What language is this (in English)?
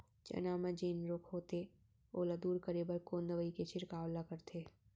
Chhattisgarhi